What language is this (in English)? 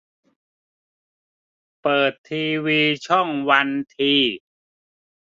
Thai